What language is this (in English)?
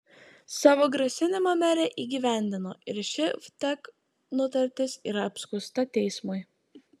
Lithuanian